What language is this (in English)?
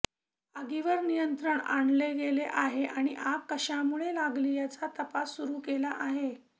Marathi